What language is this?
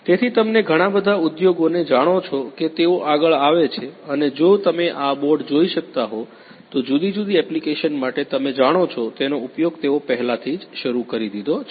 Gujarati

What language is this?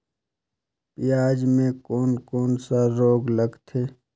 Chhattisgarhi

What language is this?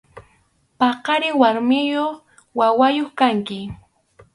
Arequipa-La Unión Quechua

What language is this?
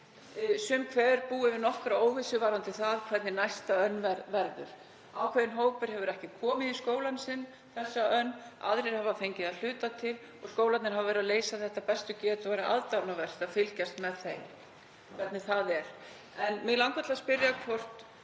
Icelandic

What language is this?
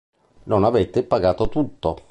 Italian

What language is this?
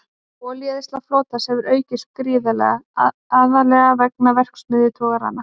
Icelandic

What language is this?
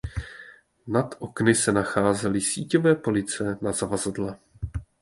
Czech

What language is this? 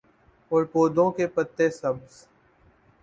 Urdu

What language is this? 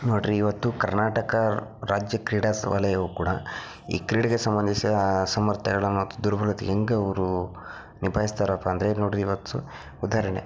Kannada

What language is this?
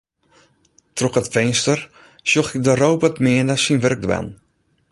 Western Frisian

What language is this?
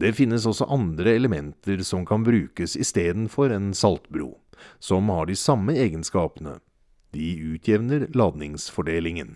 Norwegian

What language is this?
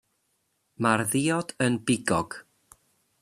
Welsh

